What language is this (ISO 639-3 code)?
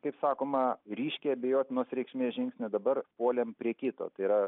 lit